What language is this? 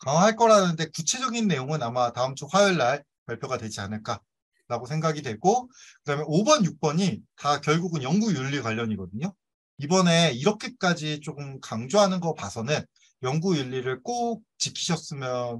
Korean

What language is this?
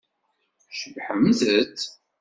Kabyle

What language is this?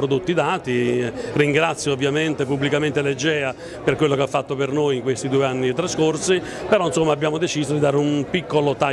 Italian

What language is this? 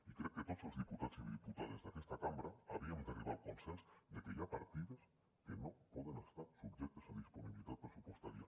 Catalan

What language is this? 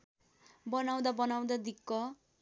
Nepali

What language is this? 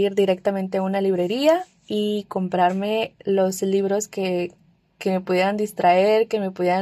Spanish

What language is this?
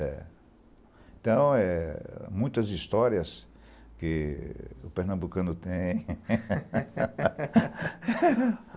Portuguese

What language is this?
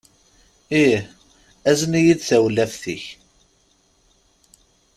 Kabyle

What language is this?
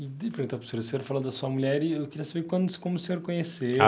Portuguese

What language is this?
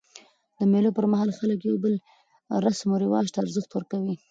Pashto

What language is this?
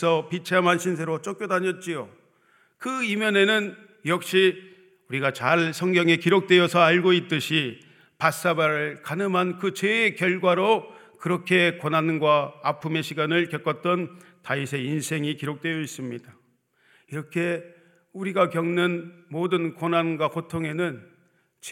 Korean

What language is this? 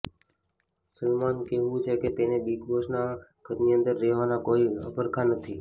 Gujarati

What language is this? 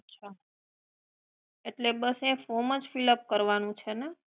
Gujarati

